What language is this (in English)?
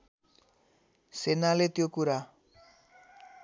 Nepali